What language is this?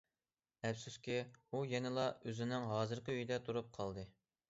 Uyghur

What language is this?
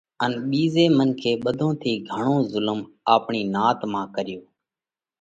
Parkari Koli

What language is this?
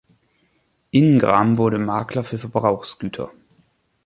German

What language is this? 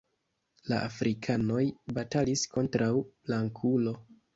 Esperanto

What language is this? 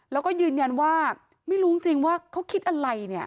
Thai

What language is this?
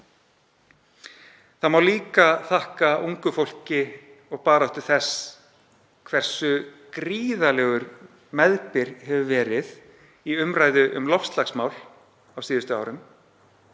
Icelandic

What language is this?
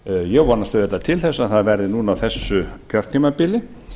Icelandic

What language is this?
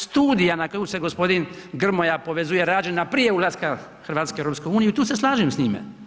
Croatian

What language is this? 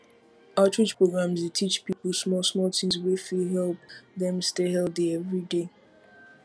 Nigerian Pidgin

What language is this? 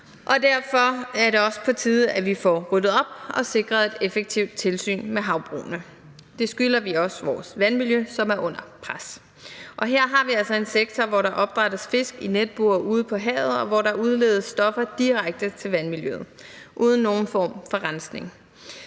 Danish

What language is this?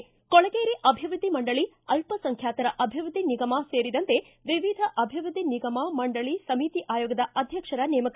Kannada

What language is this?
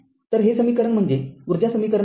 Marathi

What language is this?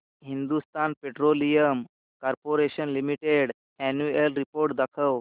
Marathi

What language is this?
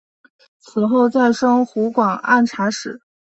Chinese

